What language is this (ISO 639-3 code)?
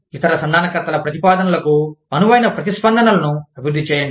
tel